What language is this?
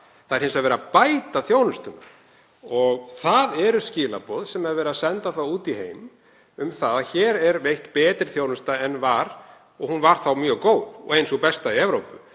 Icelandic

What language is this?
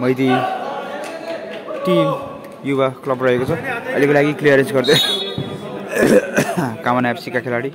Indonesian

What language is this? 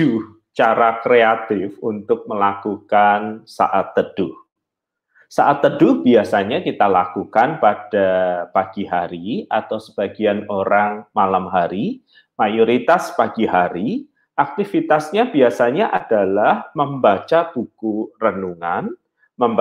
Indonesian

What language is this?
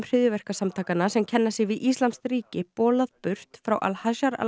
Icelandic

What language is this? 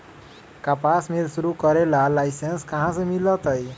Magahi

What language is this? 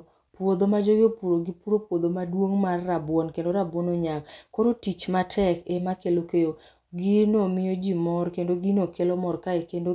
Luo (Kenya and Tanzania)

